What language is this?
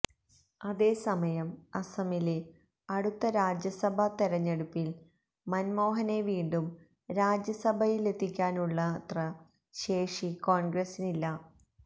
Malayalam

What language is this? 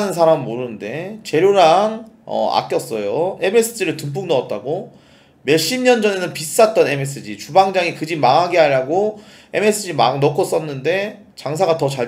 Korean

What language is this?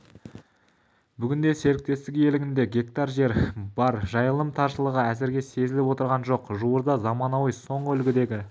Kazakh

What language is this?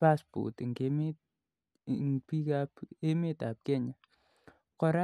Kalenjin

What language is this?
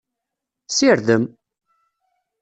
Kabyle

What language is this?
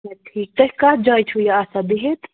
Kashmiri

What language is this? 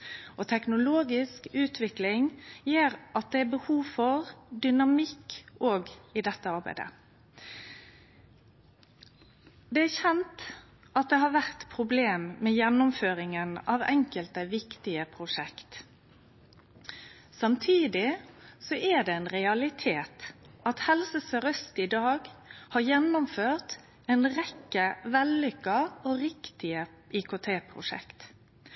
Norwegian Nynorsk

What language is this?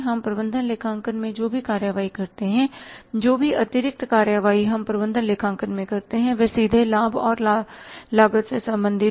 Hindi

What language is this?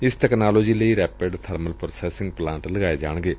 Punjabi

